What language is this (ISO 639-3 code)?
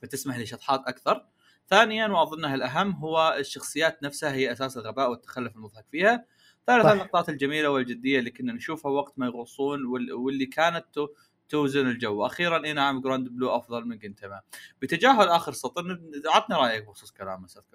ara